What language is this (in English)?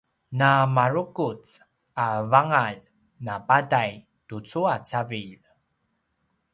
Paiwan